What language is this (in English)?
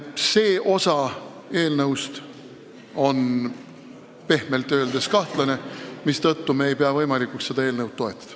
Estonian